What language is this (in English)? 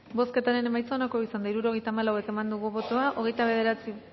Basque